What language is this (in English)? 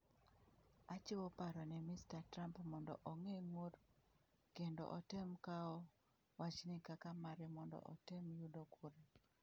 Luo (Kenya and Tanzania)